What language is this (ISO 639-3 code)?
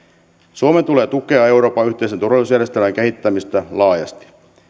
fin